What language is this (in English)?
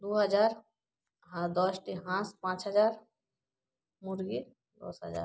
Bangla